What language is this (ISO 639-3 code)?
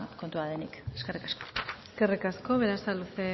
eus